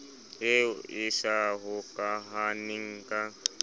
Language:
Southern Sotho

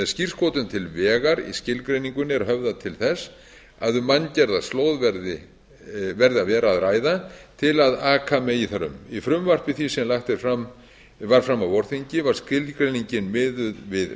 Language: Icelandic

